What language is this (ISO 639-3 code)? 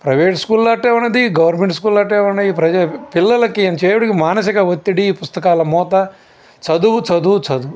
tel